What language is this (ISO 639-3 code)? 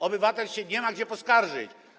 pol